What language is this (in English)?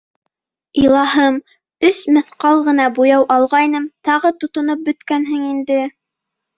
Bashkir